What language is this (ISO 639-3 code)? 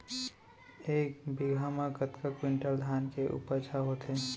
hne